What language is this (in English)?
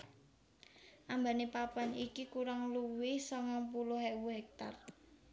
Javanese